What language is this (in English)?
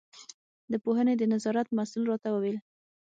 Pashto